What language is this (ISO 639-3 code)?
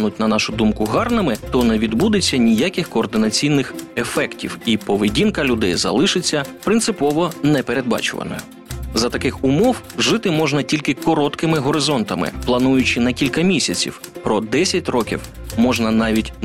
ukr